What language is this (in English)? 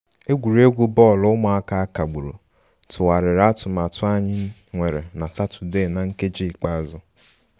Igbo